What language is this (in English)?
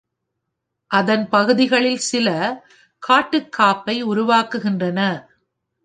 Tamil